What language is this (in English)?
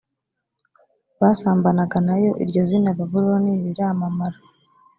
Kinyarwanda